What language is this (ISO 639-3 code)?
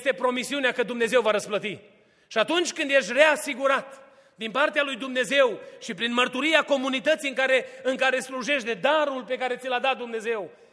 ron